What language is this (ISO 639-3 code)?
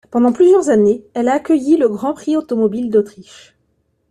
fra